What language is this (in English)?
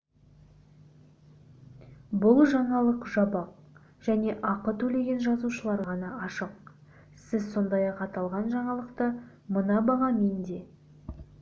Kazakh